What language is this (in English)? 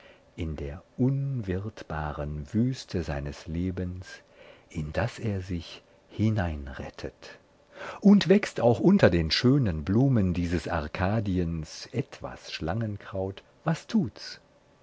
German